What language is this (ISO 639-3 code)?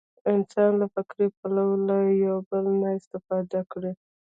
pus